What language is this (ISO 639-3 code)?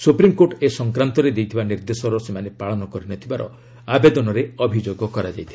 ori